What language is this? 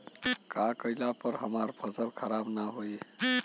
Bhojpuri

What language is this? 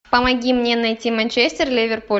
Russian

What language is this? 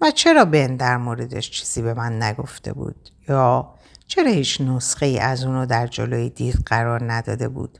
Persian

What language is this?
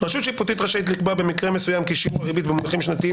Hebrew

